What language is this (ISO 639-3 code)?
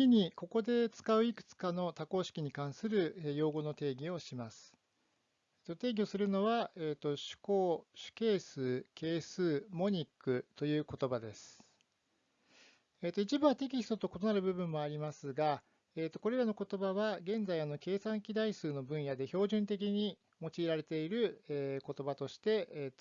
jpn